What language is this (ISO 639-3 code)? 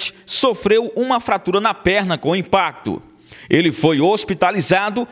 por